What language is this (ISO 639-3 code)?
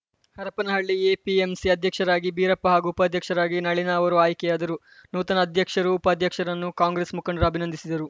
kan